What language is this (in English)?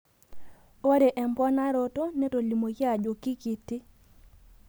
Masai